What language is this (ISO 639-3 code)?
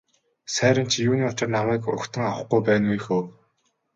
mon